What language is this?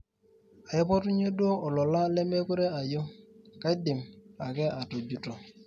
Masai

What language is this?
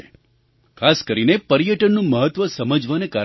Gujarati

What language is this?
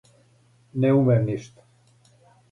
Serbian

